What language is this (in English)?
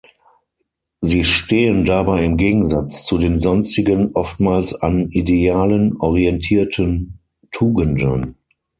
German